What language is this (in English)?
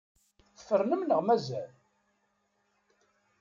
Kabyle